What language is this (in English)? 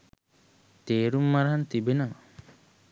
Sinhala